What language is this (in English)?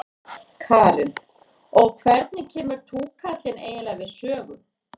Icelandic